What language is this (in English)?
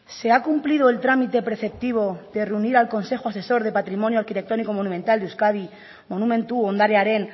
Spanish